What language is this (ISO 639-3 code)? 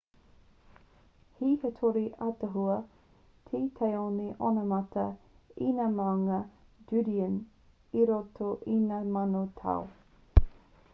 mri